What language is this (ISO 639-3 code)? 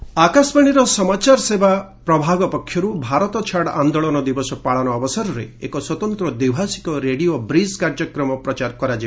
ori